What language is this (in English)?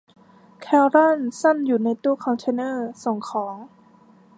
Thai